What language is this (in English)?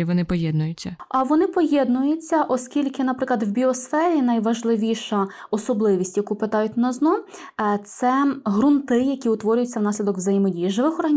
Ukrainian